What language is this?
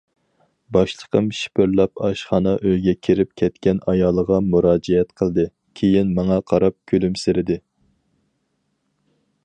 Uyghur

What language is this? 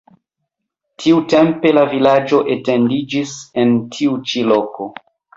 Esperanto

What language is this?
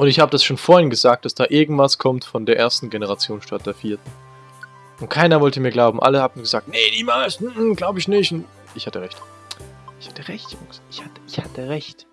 German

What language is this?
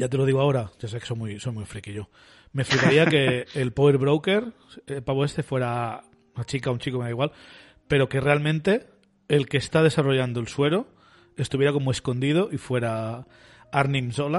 Spanish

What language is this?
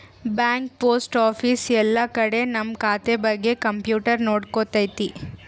Kannada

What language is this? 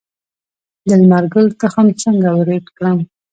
Pashto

